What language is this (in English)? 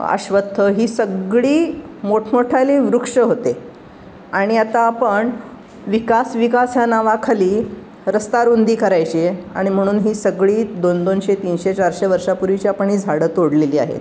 Marathi